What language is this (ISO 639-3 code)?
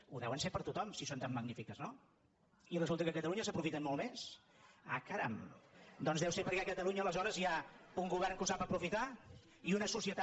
cat